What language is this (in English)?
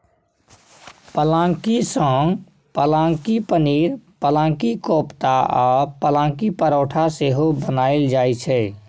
Maithili